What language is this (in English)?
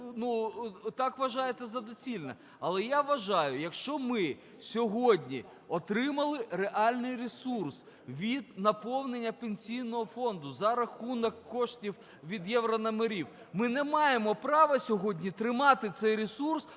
Ukrainian